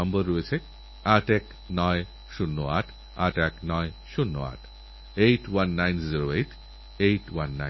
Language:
Bangla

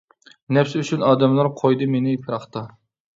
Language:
Uyghur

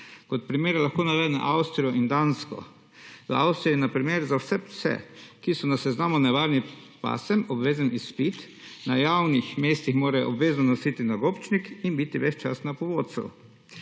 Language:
Slovenian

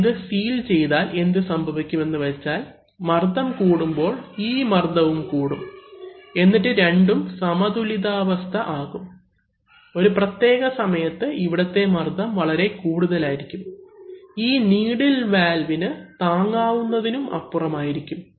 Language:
Malayalam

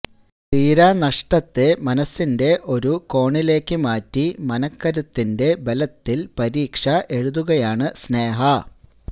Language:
Malayalam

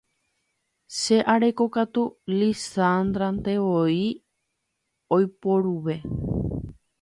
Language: Guarani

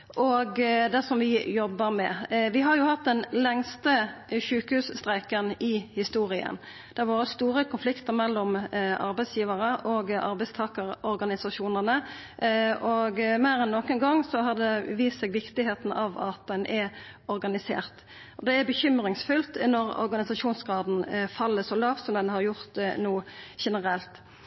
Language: Norwegian Nynorsk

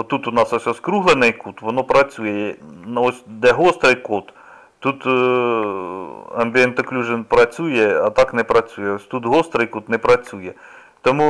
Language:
Ukrainian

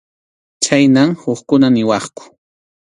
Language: Arequipa-La Unión Quechua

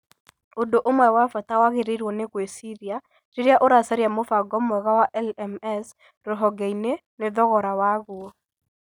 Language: Kikuyu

